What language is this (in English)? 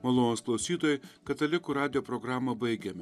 Lithuanian